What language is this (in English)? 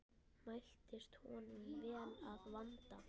Icelandic